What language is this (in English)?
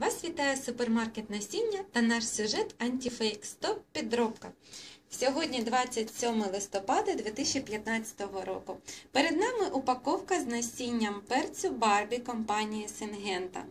Ukrainian